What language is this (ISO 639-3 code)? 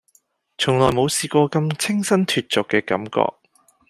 yue